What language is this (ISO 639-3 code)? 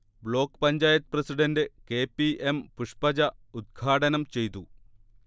mal